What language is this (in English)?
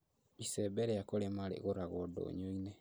Kikuyu